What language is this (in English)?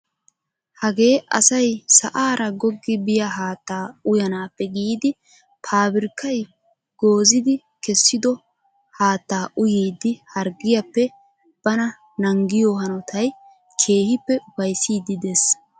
Wolaytta